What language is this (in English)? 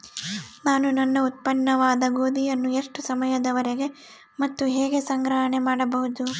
Kannada